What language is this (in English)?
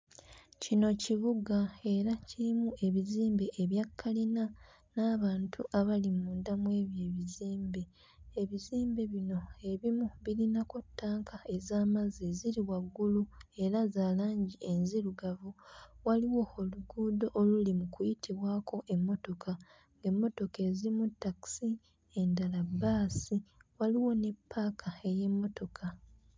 Ganda